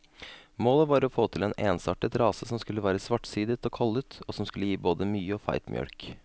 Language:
Norwegian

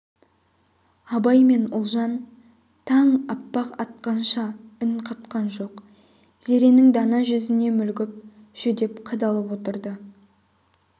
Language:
Kazakh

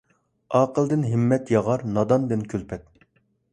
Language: Uyghur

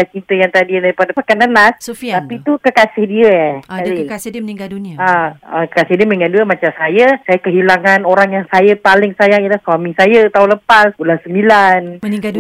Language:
Malay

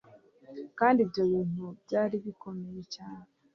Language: Kinyarwanda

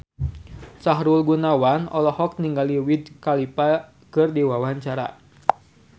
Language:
Sundanese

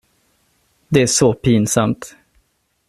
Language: Swedish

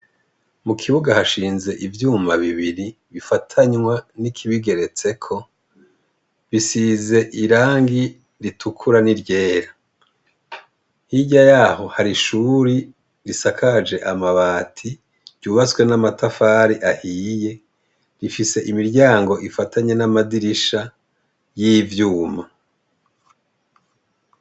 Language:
Rundi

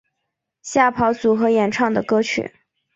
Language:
Chinese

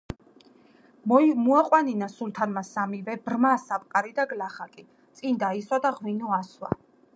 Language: Georgian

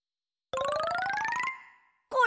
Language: Japanese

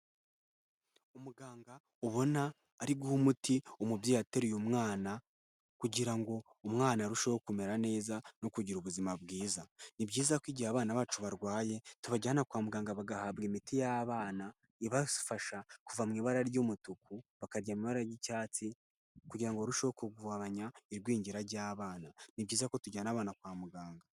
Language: Kinyarwanda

